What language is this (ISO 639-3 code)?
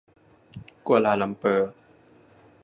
tha